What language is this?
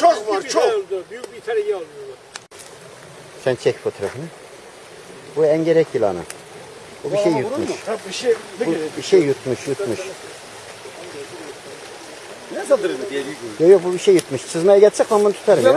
Turkish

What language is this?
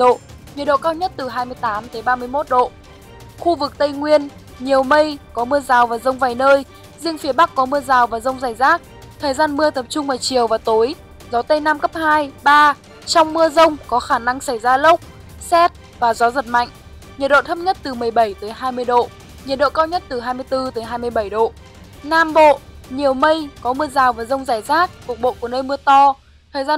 Vietnamese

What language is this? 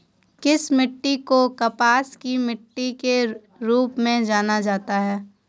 Hindi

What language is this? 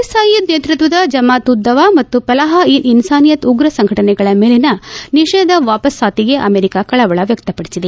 Kannada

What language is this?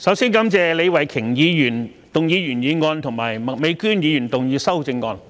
Cantonese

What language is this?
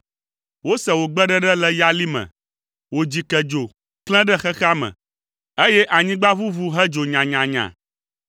Ewe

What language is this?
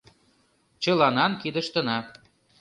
Mari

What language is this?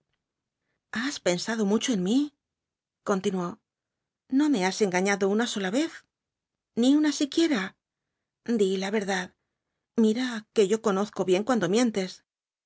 Spanish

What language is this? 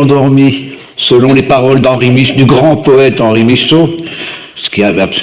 French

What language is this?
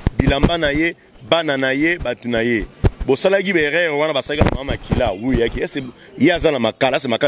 French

